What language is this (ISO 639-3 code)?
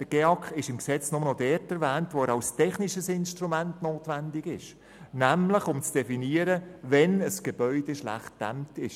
gsw